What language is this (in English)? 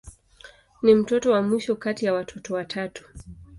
Swahili